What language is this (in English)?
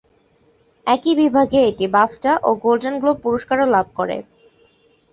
Bangla